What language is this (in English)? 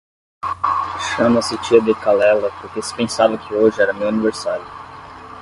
Portuguese